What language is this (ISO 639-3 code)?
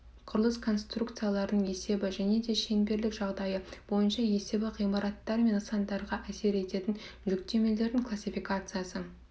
kaz